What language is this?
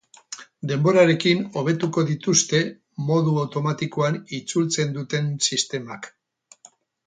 Basque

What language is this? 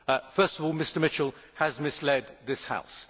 English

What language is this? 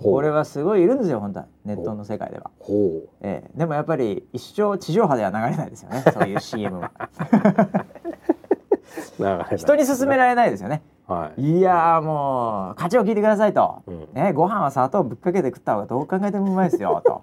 Japanese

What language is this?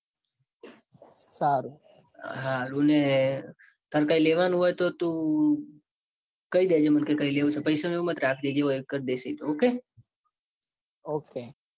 Gujarati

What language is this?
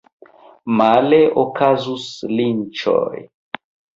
Esperanto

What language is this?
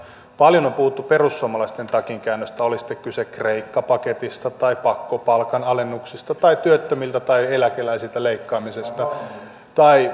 Finnish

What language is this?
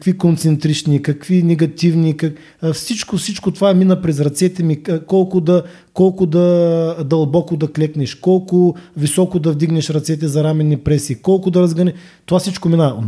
Bulgarian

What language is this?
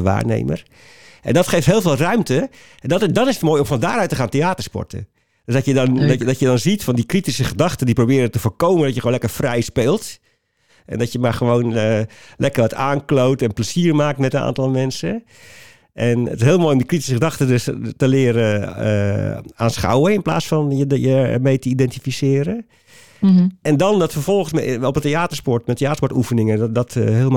Dutch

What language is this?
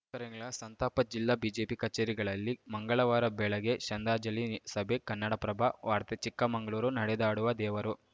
Kannada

